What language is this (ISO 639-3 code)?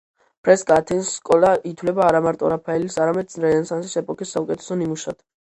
kat